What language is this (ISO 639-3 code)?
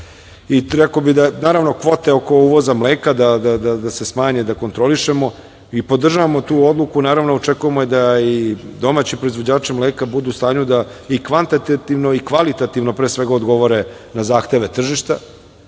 srp